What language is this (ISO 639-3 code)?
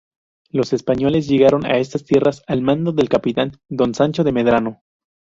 spa